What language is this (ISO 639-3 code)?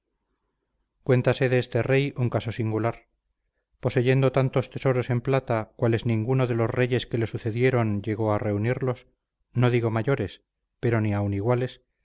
spa